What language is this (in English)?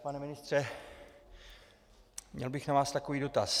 Czech